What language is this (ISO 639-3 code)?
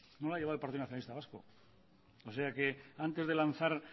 spa